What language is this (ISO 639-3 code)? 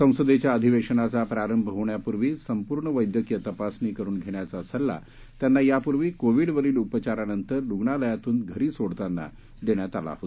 mar